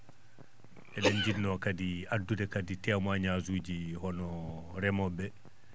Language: Fula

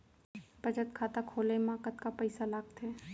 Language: Chhattisgarhi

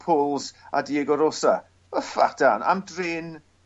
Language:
Welsh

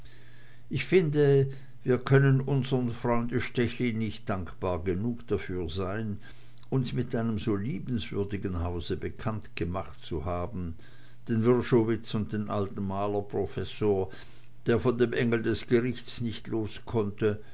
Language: German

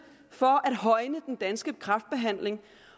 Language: Danish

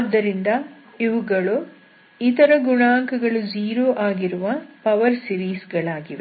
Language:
Kannada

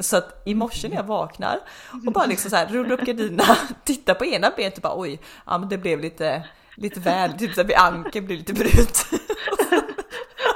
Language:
Swedish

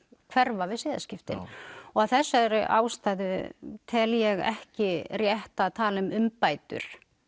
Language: Icelandic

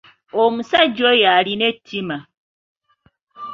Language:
Ganda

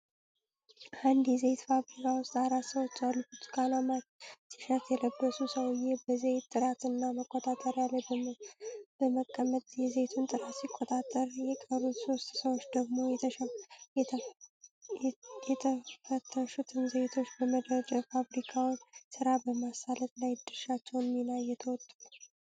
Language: Amharic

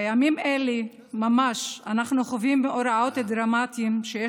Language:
Hebrew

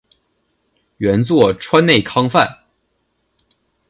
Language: Chinese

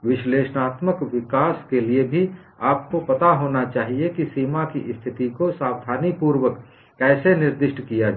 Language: Hindi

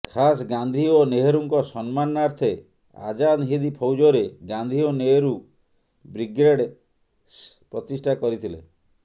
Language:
Odia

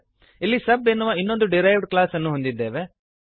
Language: Kannada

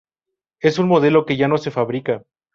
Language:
Spanish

